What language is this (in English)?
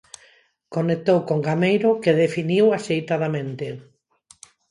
Galician